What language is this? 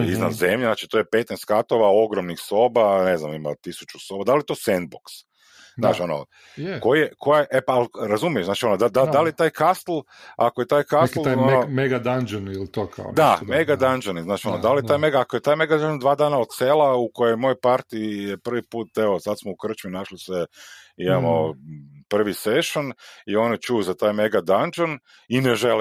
Croatian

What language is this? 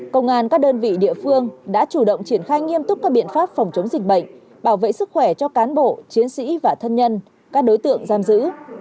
Vietnamese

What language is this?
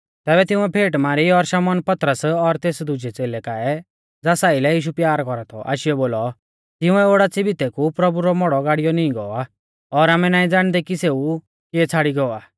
Mahasu Pahari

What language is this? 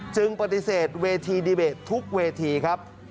Thai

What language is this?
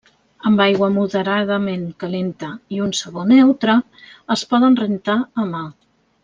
Catalan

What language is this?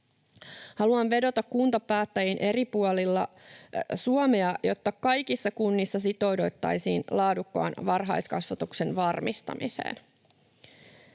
Finnish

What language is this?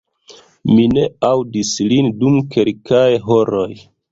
Esperanto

